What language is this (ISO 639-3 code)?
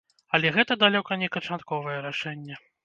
bel